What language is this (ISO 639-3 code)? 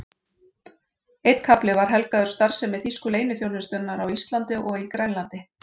isl